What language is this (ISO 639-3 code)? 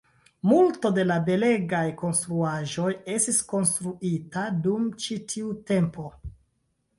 epo